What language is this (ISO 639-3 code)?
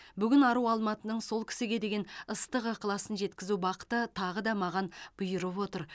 kaz